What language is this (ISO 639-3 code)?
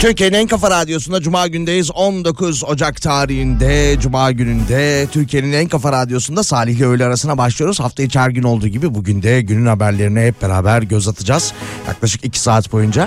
tur